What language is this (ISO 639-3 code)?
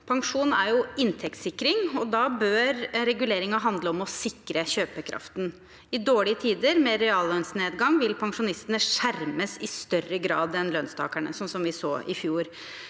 nor